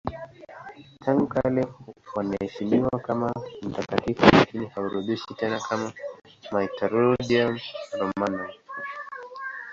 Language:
Swahili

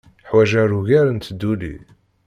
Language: Kabyle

